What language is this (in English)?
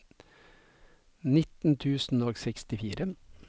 Norwegian